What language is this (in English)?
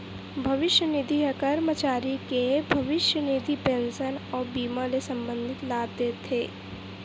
Chhattisgarhi